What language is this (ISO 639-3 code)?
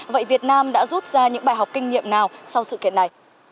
vie